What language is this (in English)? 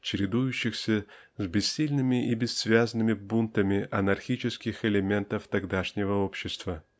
Russian